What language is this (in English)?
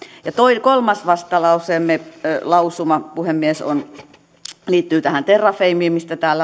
Finnish